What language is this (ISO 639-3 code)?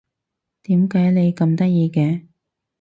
yue